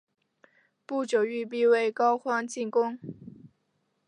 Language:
Chinese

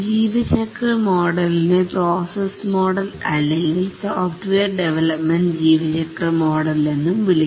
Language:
Malayalam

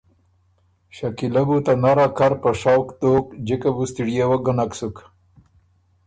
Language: Ormuri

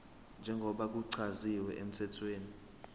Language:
Zulu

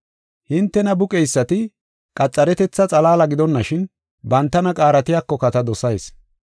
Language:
Gofa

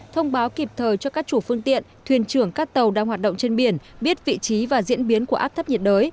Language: Vietnamese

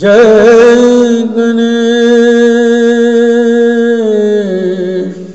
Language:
Hindi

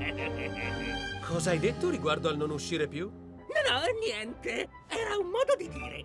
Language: Italian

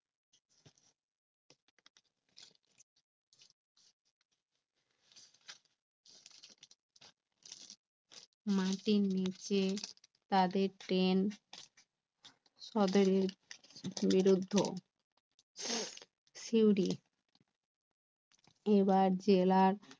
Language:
Bangla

